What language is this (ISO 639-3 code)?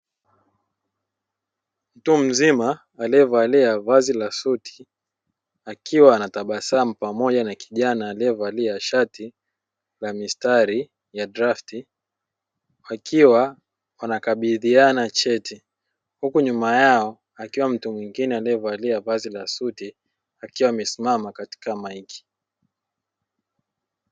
swa